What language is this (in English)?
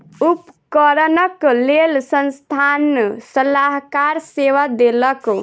Maithili